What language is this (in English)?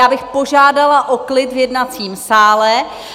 Czech